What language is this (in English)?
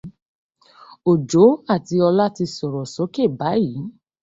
Yoruba